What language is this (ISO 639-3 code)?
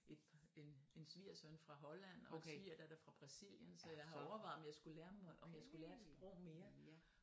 dan